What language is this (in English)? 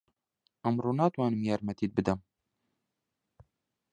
Central Kurdish